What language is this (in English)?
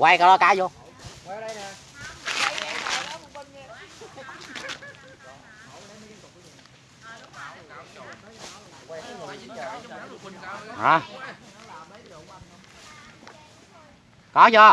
Vietnamese